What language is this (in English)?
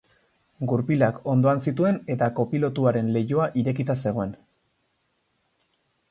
Basque